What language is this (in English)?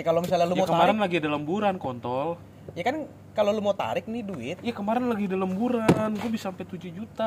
Indonesian